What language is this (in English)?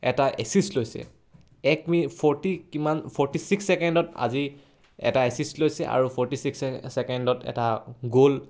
Assamese